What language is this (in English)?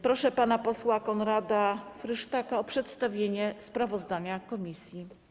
Polish